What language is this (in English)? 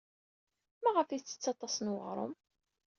Kabyle